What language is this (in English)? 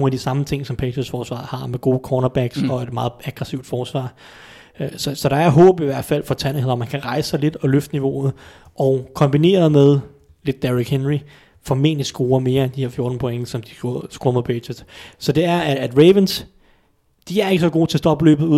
Danish